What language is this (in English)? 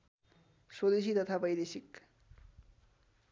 Nepali